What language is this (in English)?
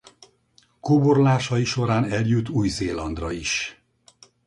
Hungarian